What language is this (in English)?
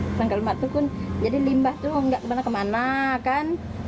Indonesian